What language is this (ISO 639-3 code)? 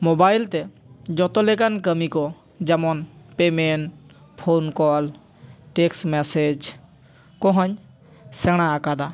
sat